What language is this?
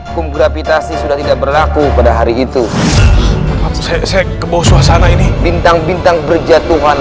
Indonesian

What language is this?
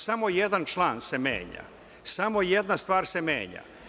Serbian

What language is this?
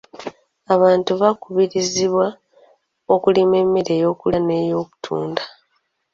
Ganda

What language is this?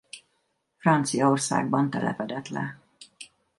Hungarian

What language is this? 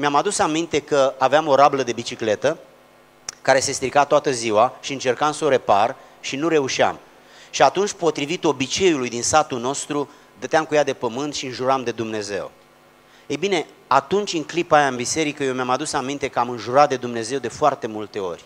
Romanian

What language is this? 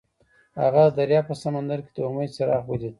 Pashto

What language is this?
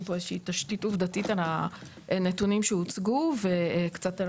Hebrew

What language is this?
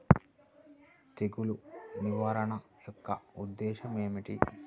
Telugu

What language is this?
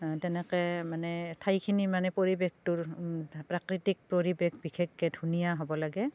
Assamese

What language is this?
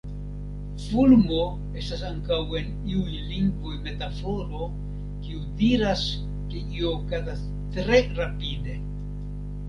Esperanto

